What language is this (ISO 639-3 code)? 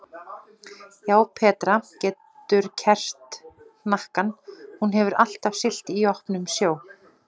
isl